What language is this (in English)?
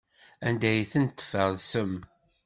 Kabyle